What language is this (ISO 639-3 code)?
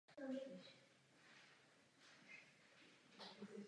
ces